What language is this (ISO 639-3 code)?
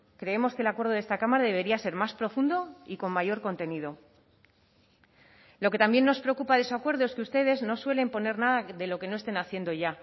spa